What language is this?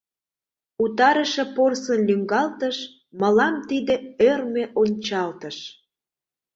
Mari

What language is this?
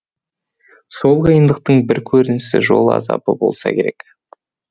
Kazakh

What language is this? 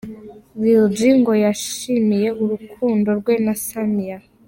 Kinyarwanda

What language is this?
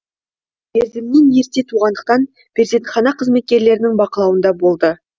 Kazakh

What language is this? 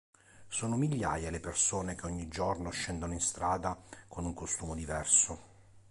Italian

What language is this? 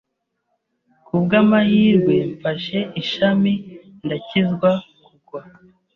Kinyarwanda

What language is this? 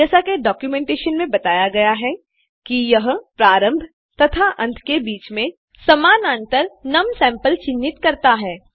Hindi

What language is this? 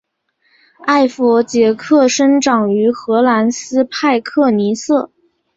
Chinese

